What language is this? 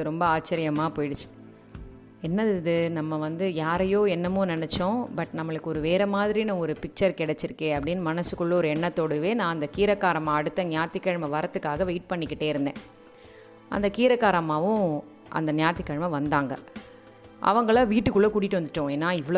Tamil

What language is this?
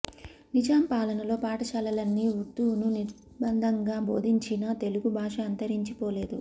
Telugu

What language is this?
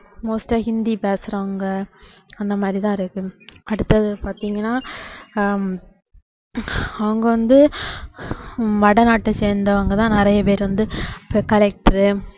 Tamil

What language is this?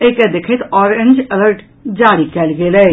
Maithili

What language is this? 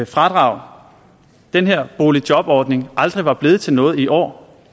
Danish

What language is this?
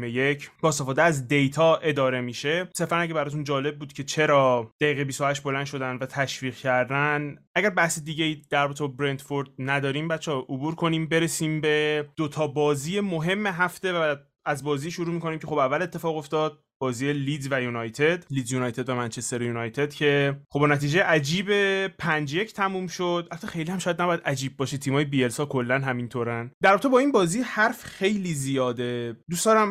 Persian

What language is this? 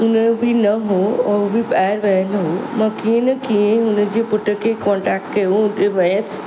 Sindhi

